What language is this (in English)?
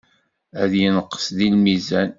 Kabyle